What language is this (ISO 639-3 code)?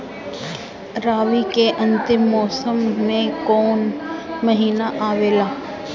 bho